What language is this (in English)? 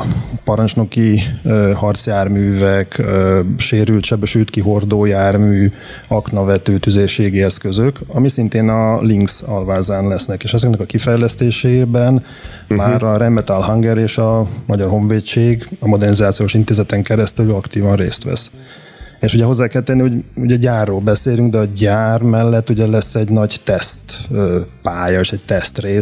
Hungarian